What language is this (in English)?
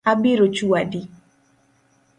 Luo (Kenya and Tanzania)